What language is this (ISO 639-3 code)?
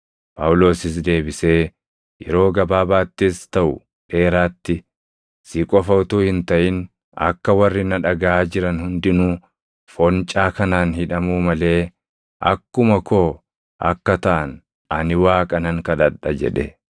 orm